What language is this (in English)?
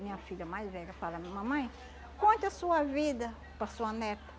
Portuguese